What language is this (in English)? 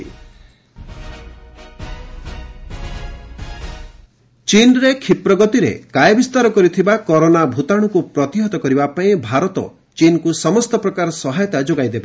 Odia